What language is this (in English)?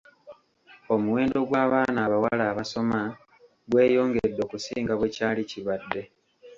Ganda